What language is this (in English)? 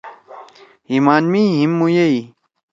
Torwali